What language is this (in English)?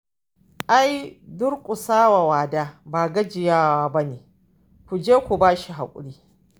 Hausa